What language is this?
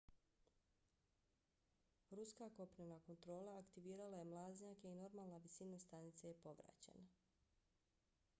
Bosnian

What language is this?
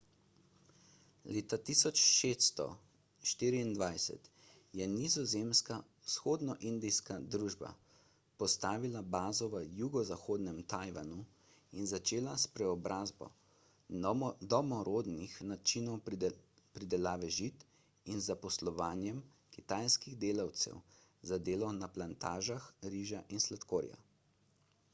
Slovenian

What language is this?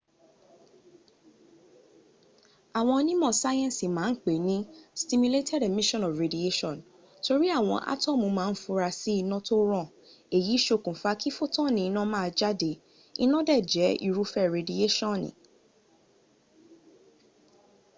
Yoruba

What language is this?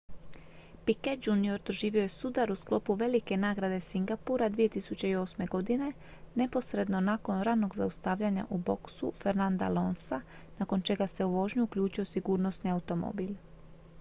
Croatian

